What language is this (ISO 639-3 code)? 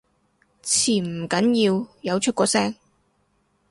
yue